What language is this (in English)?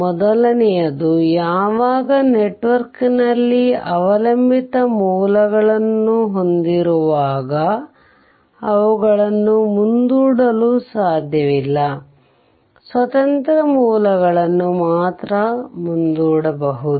Kannada